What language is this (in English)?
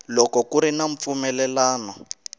Tsonga